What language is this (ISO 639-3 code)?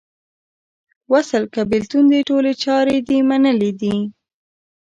pus